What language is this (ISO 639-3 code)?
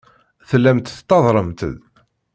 kab